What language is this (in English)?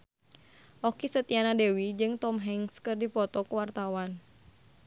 Sundanese